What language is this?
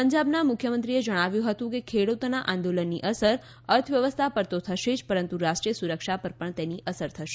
Gujarati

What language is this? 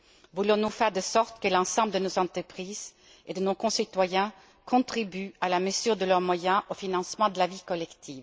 French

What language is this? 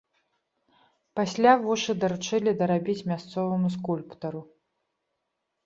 Belarusian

